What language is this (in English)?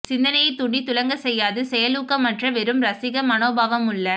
Tamil